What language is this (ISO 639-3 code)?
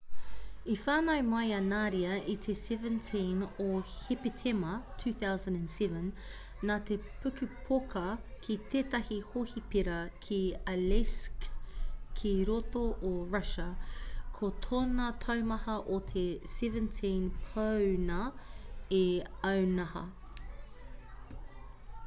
mri